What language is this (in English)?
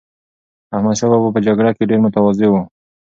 Pashto